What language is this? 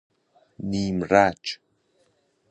Persian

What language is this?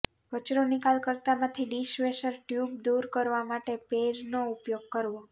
Gujarati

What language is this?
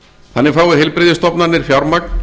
Icelandic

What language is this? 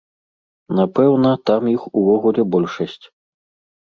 Belarusian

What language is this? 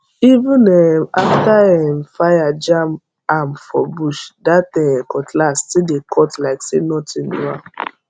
Nigerian Pidgin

